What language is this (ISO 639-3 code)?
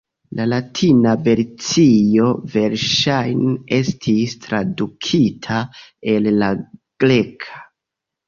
epo